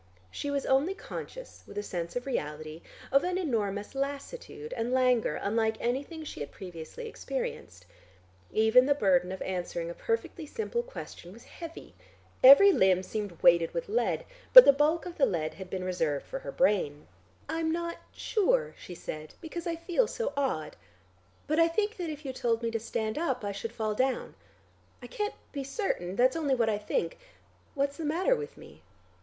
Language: English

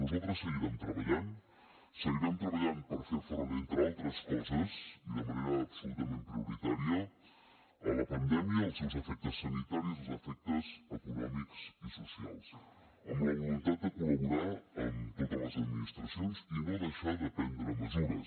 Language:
Catalan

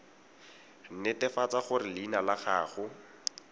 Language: Tswana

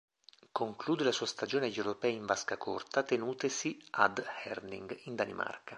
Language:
Italian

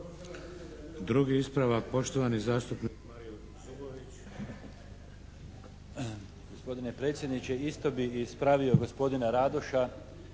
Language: Croatian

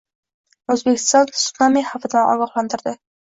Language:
Uzbek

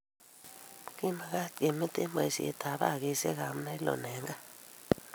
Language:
Kalenjin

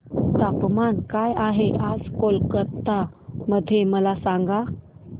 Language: Marathi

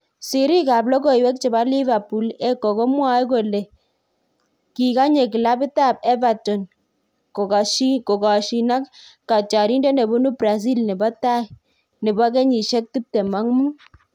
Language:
Kalenjin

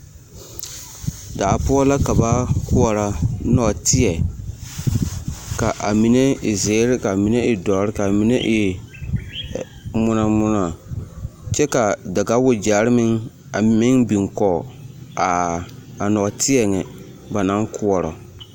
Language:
Southern Dagaare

